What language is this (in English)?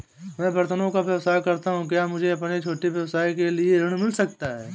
Hindi